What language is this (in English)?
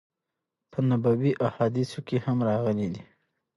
Pashto